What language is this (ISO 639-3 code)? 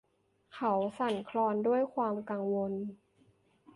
tha